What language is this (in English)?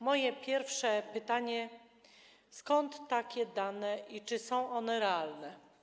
Polish